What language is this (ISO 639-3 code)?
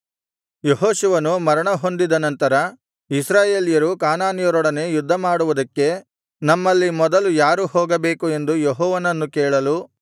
kan